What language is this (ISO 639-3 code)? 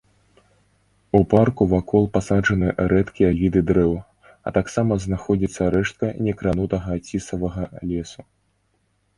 bel